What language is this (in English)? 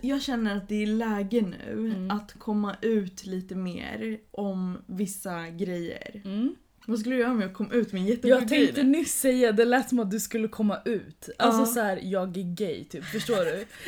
Swedish